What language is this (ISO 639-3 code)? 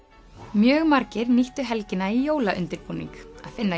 isl